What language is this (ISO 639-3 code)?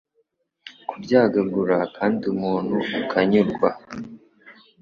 kin